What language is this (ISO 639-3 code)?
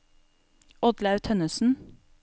nor